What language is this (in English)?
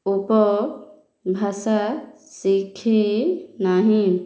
Odia